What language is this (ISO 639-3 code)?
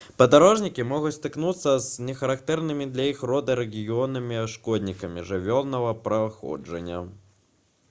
bel